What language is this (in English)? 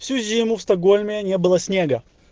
Russian